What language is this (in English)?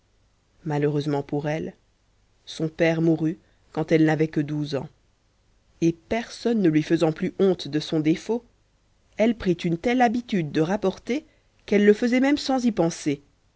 French